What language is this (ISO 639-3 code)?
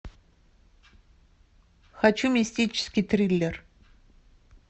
rus